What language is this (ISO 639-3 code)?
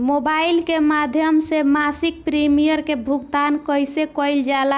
bho